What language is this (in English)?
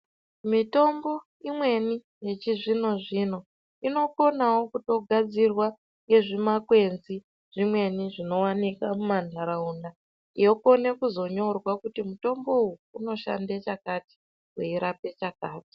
Ndau